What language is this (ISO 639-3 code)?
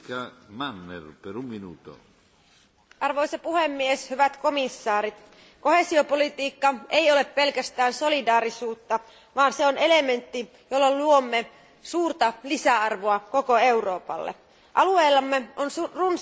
fin